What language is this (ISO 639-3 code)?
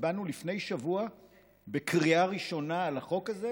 heb